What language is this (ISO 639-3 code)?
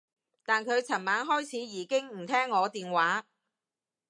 yue